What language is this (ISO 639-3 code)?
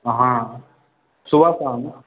mai